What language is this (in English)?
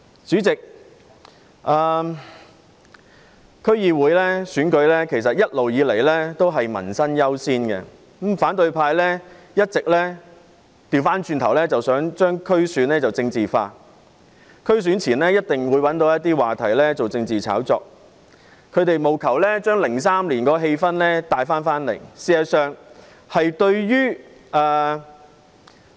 Cantonese